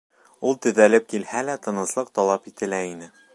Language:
Bashkir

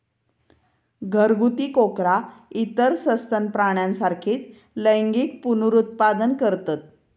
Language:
Marathi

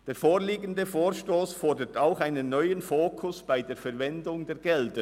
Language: Swiss German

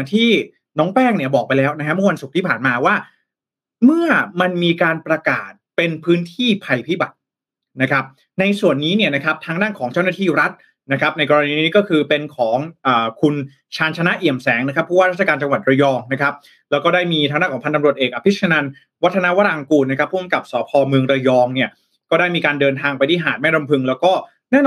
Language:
Thai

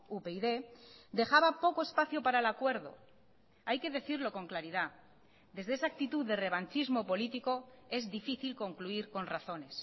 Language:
Spanish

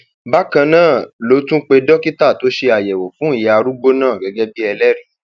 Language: Yoruba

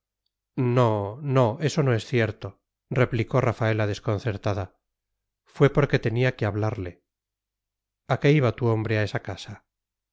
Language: Spanish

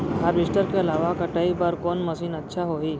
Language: Chhattisgarhi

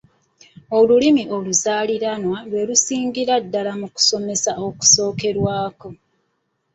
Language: Ganda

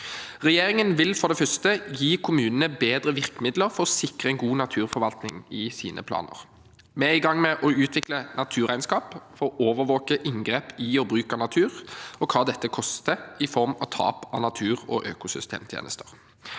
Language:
Norwegian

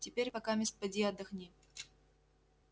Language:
Russian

